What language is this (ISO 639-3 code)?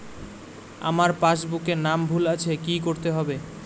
ben